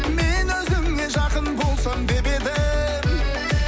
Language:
Kazakh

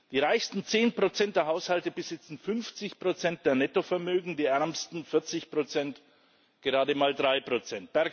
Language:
German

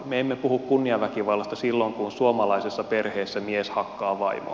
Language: Finnish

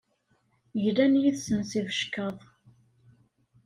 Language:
Kabyle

